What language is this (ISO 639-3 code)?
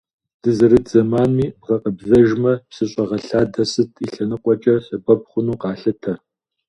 kbd